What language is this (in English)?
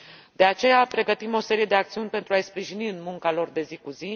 Romanian